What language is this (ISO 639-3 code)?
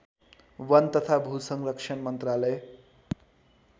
nep